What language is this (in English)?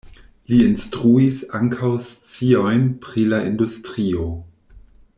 Esperanto